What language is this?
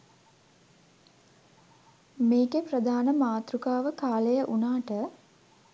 Sinhala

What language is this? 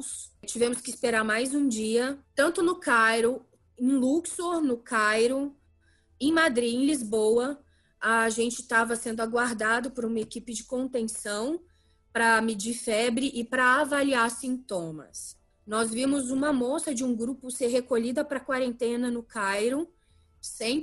Portuguese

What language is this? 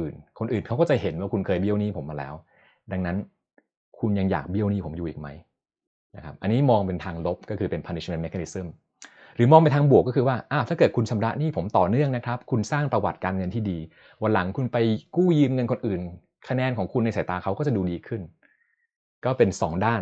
Thai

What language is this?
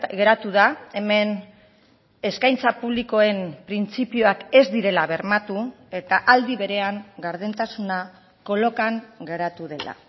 Basque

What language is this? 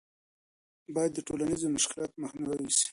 Pashto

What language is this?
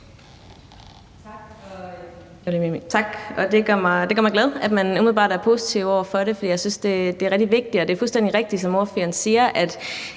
Danish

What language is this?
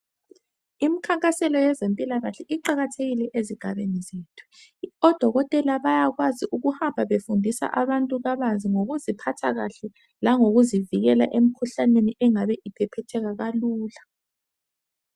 North Ndebele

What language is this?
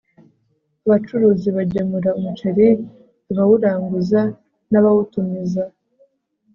Kinyarwanda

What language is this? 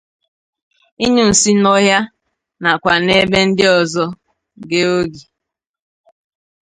Igbo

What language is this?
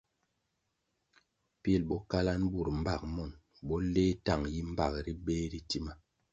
Kwasio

